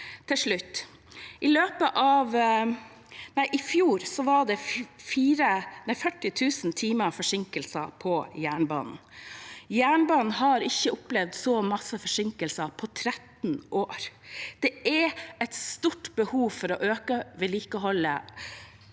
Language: Norwegian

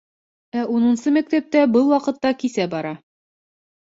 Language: Bashkir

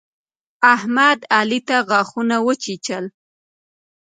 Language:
Pashto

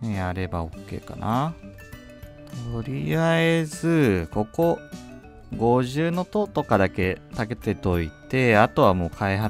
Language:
Japanese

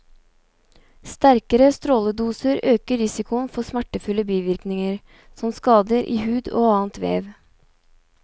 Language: Norwegian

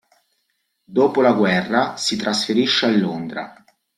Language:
Italian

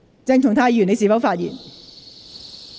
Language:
Cantonese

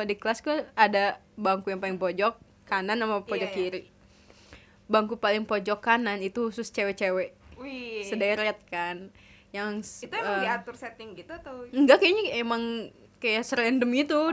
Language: Indonesian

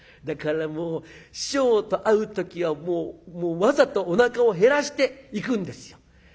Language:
Japanese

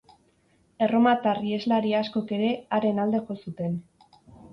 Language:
Basque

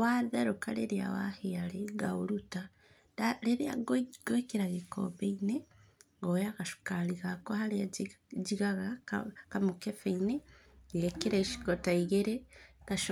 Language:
Kikuyu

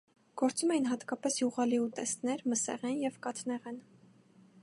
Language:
Armenian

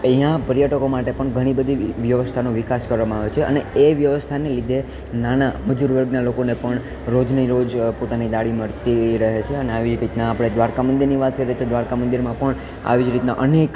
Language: Gujarati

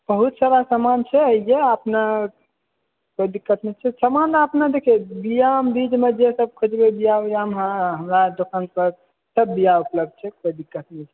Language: Maithili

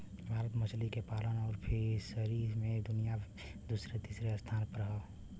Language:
Bhojpuri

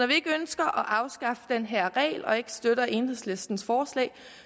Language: Danish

